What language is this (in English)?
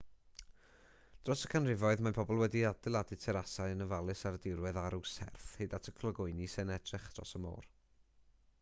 Welsh